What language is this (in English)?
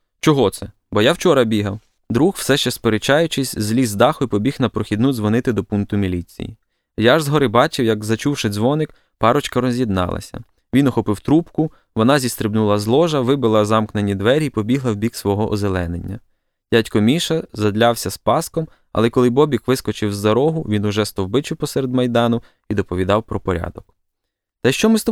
Ukrainian